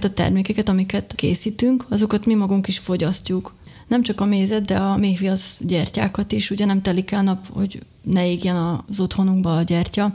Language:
Hungarian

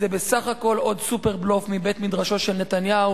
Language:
Hebrew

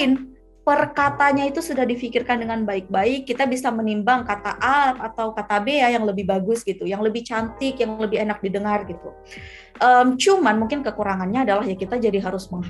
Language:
Indonesian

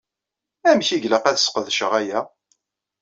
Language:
Kabyle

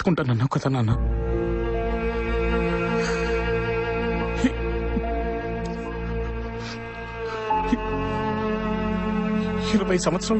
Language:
Arabic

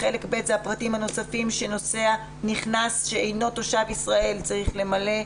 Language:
Hebrew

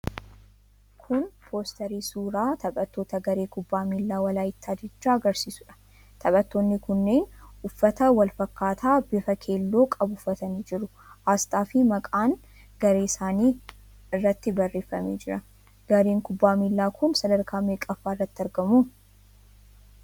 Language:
Oromo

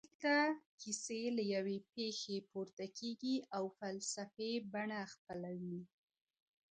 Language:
Pashto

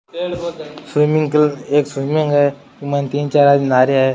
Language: Rajasthani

